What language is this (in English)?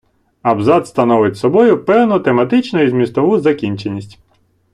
Ukrainian